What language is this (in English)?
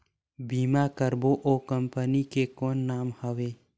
Chhattisgarhi